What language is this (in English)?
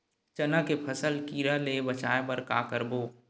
Chhattisgarhi